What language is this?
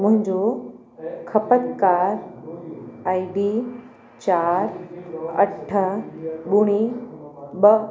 Sindhi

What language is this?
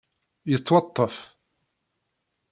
Kabyle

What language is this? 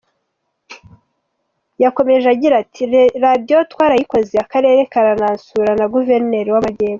Kinyarwanda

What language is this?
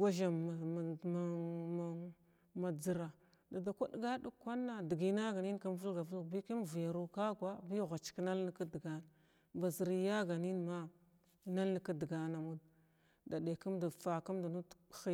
Glavda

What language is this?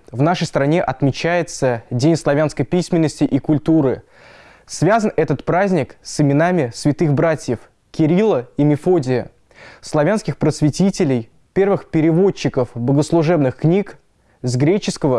Russian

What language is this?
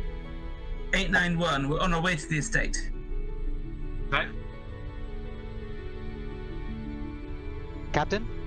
English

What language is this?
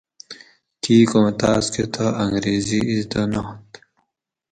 Gawri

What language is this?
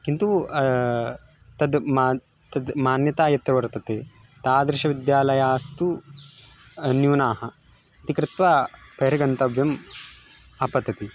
Sanskrit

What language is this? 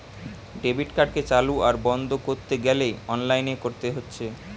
Bangla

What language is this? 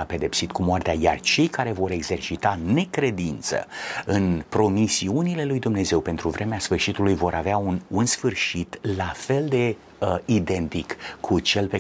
Romanian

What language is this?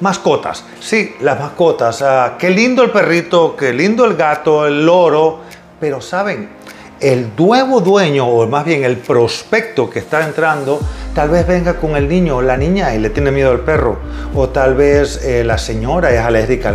Spanish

